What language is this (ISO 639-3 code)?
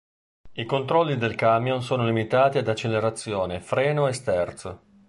ita